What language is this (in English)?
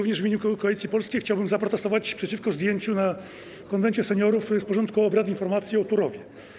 Polish